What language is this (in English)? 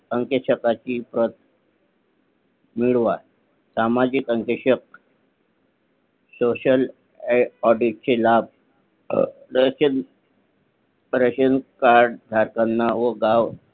Marathi